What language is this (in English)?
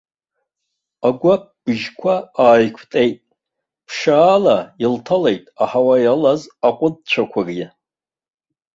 Abkhazian